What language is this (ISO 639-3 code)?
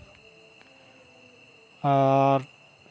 sat